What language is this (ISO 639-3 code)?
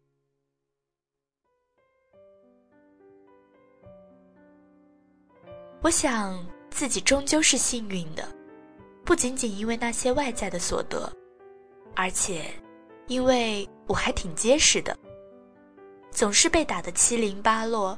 zho